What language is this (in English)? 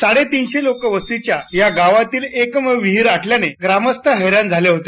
Marathi